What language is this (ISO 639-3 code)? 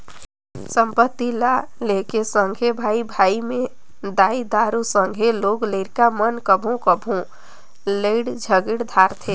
hne